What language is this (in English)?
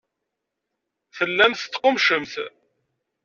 Kabyle